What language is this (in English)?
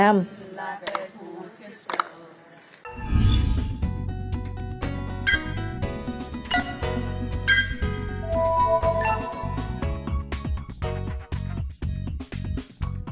Vietnamese